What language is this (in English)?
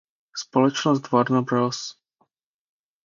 Czech